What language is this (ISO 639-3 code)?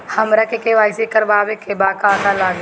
bho